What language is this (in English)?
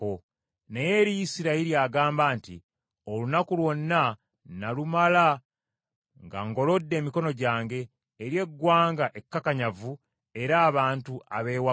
Ganda